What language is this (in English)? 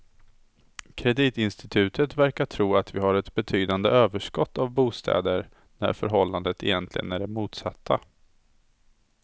Swedish